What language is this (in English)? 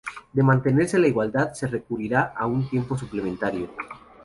Spanish